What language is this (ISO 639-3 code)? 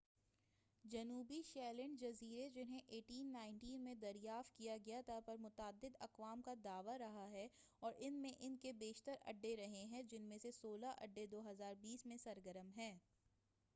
urd